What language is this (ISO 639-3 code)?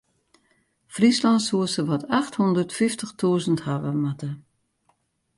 fry